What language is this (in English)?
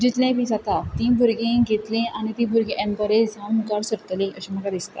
Konkani